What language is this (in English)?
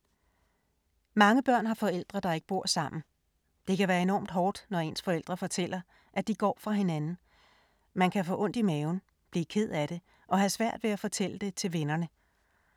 Danish